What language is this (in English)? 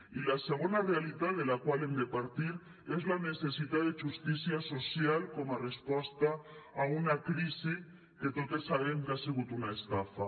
Catalan